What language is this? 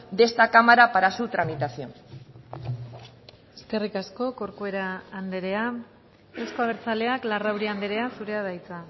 Basque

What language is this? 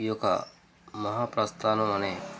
Telugu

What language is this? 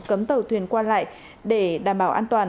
Vietnamese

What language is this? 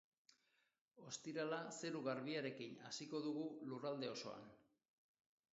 Basque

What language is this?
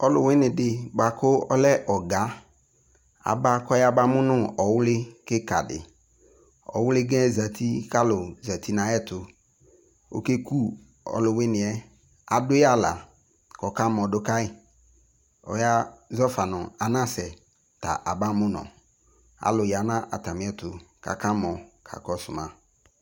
Ikposo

